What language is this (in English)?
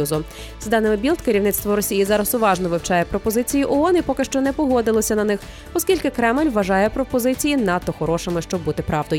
Ukrainian